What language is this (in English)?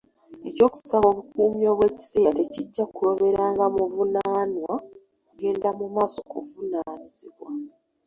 Ganda